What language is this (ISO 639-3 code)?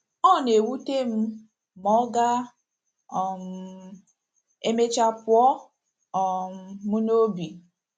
ibo